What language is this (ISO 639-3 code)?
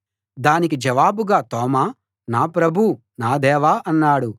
tel